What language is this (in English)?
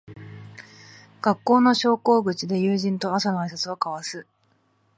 Japanese